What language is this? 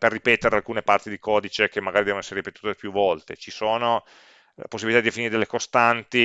Italian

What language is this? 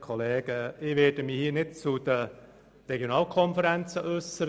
Swiss German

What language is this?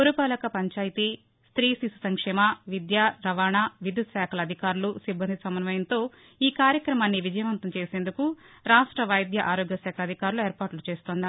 Telugu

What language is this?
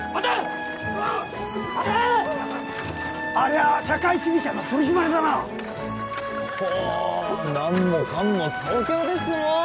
Japanese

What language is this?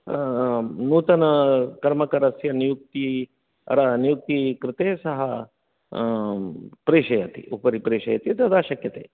Sanskrit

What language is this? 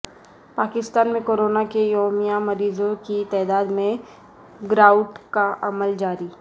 Urdu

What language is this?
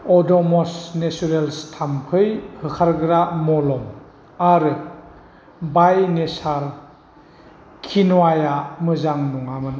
Bodo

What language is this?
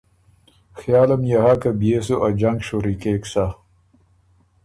Ormuri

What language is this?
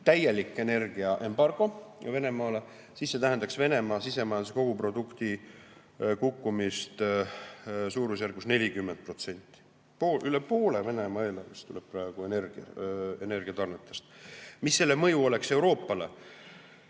Estonian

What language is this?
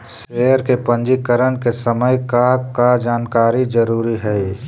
Magahi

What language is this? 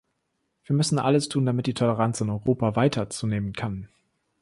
German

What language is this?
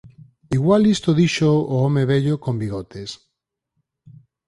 Galician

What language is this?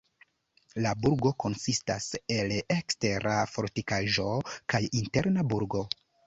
Esperanto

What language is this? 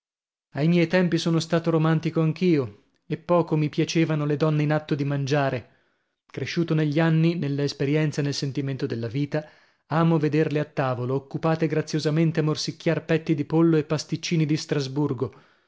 Italian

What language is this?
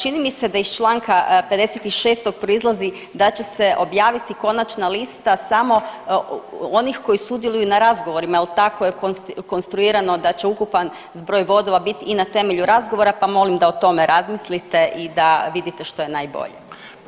Croatian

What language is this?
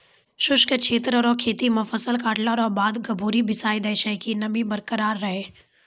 Maithili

